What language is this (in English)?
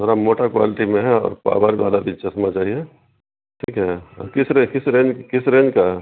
Urdu